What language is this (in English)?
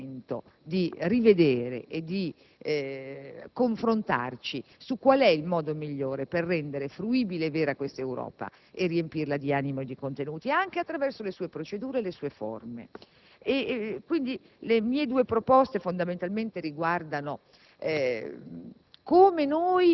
Italian